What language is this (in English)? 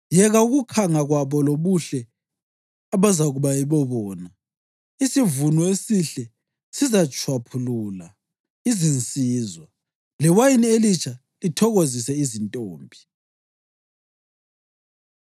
North Ndebele